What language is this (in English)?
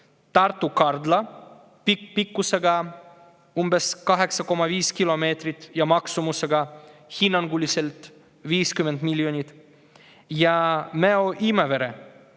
Estonian